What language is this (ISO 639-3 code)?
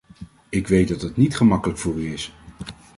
nld